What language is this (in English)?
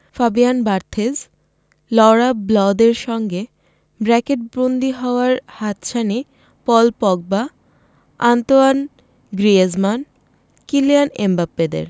Bangla